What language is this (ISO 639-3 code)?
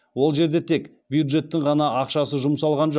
kaz